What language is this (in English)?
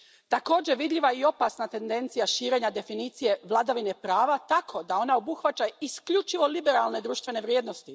Croatian